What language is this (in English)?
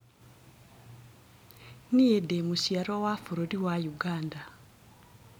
Kikuyu